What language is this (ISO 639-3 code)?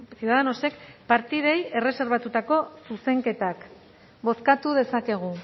eus